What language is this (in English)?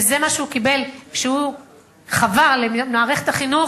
Hebrew